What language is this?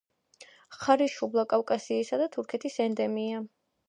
Georgian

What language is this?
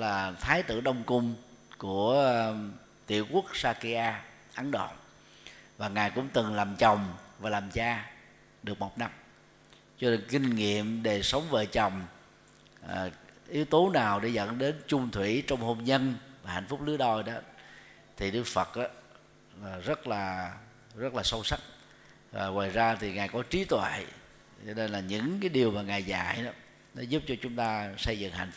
Vietnamese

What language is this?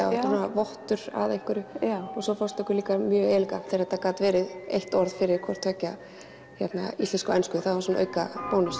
Icelandic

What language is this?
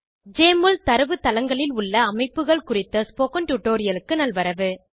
Tamil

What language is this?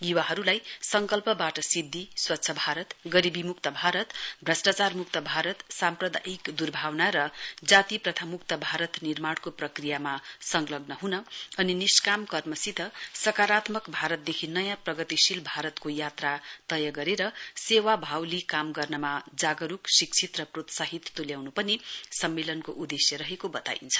Nepali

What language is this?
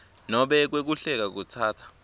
Swati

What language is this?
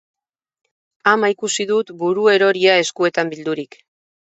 Basque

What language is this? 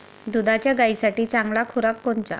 Marathi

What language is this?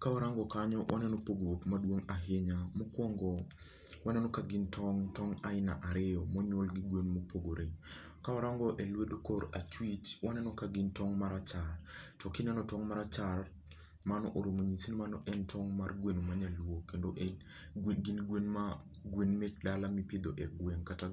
Luo (Kenya and Tanzania)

